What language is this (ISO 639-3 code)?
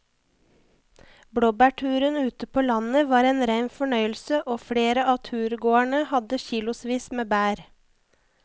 nor